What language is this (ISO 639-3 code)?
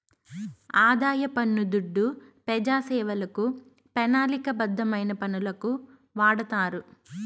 tel